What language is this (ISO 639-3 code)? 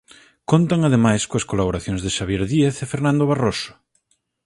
glg